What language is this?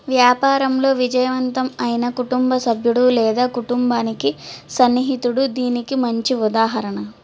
Telugu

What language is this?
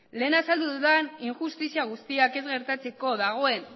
Basque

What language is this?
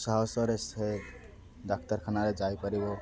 Odia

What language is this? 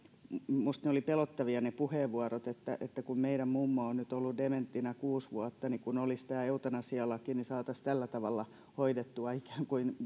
Finnish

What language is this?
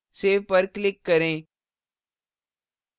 Hindi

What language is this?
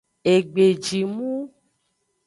Aja (Benin)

